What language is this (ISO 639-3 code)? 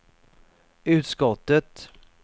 swe